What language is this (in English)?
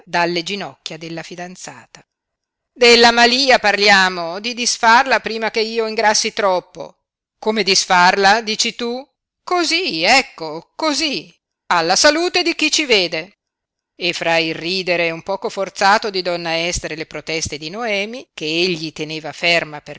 Italian